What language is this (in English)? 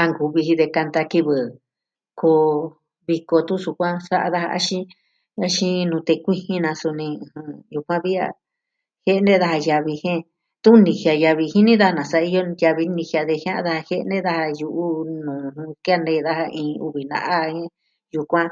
Southwestern Tlaxiaco Mixtec